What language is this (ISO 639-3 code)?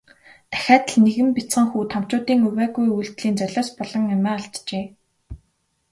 mon